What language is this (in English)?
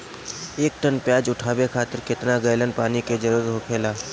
Bhojpuri